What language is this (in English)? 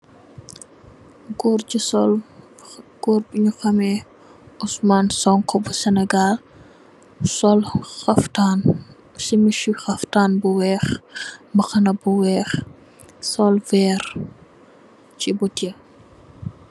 Wolof